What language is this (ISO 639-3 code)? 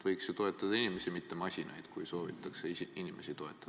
est